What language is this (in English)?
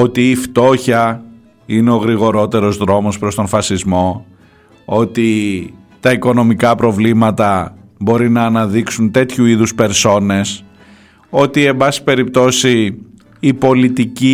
Greek